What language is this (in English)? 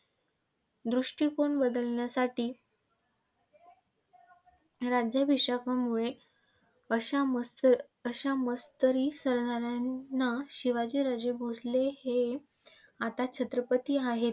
Marathi